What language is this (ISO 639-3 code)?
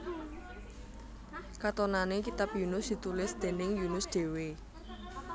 jav